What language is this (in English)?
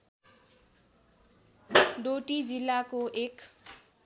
Nepali